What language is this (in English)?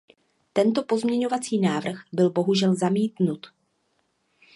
Czech